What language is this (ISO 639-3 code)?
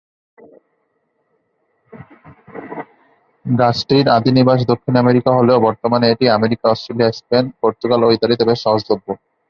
ben